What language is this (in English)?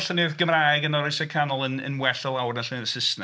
Welsh